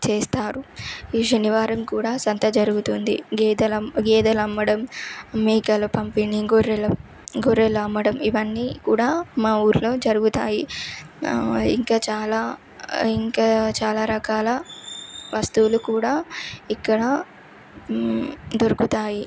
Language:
Telugu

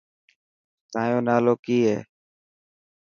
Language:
Dhatki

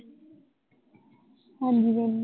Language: Punjabi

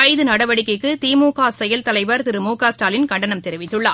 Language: Tamil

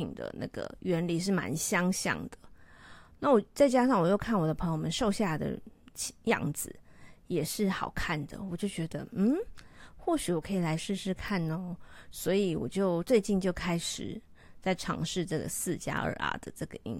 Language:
Chinese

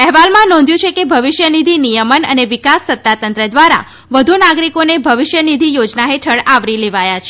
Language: Gujarati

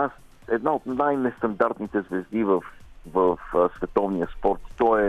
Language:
Bulgarian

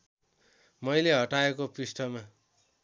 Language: Nepali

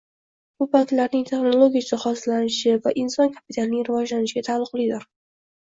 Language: Uzbek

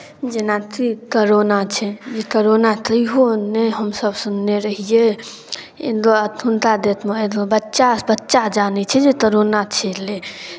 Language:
Maithili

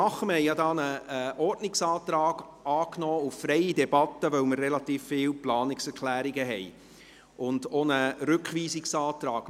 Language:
Swiss German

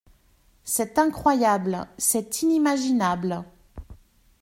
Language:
French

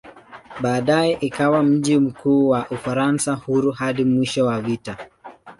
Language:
Swahili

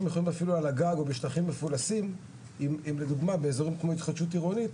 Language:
Hebrew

